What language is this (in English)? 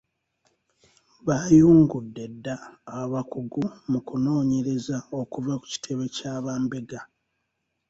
Ganda